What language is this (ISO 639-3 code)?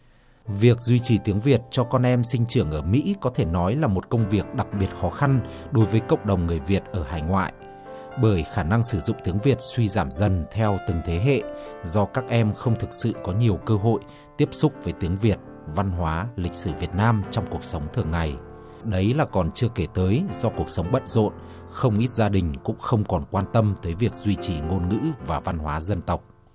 vie